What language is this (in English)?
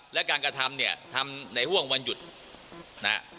Thai